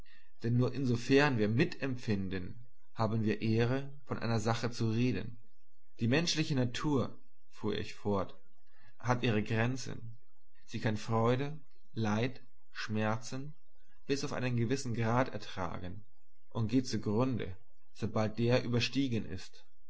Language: German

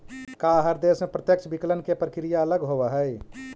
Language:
Magahi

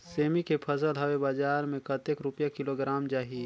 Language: Chhattisgarhi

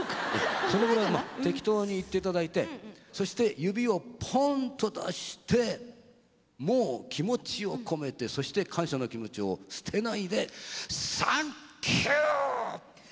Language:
Japanese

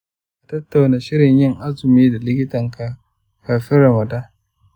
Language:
Hausa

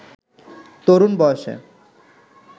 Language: Bangla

